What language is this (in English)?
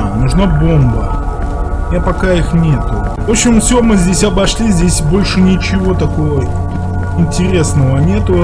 Russian